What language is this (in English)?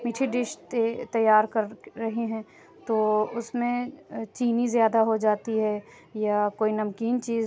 Urdu